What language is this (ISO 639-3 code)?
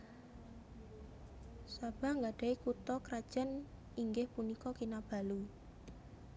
jav